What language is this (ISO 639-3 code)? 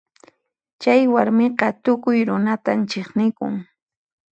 qxp